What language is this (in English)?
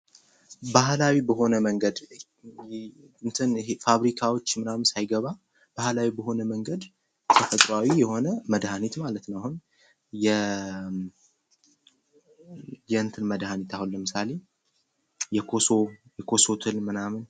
Amharic